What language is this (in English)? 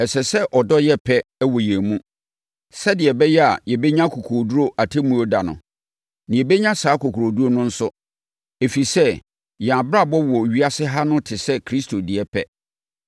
Akan